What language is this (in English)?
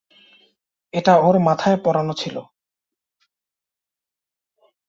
Bangla